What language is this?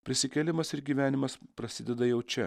Lithuanian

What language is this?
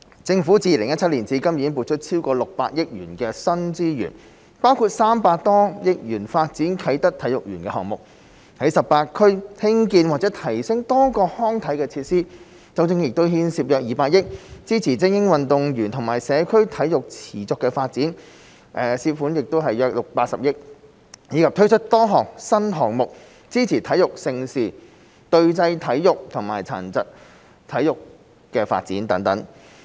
Cantonese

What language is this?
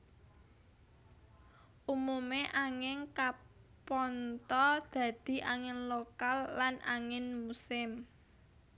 Javanese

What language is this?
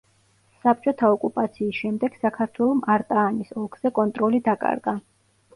Georgian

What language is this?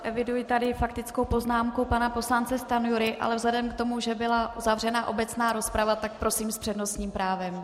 Czech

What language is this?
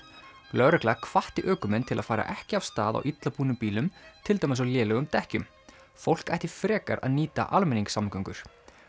Icelandic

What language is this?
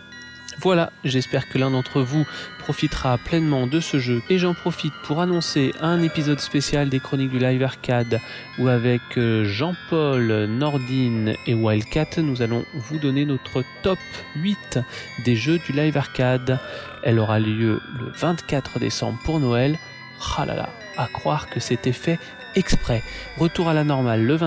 French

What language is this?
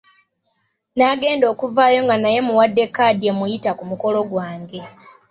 Ganda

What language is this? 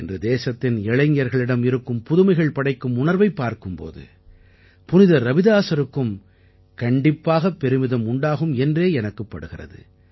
Tamil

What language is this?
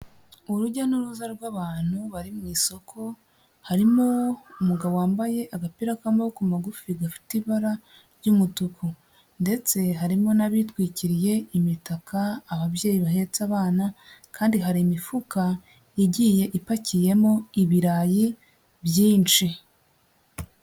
Kinyarwanda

